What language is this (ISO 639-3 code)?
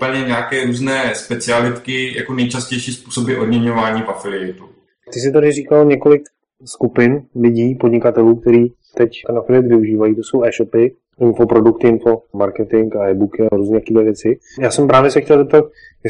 ces